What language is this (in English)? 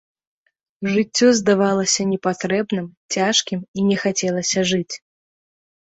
Belarusian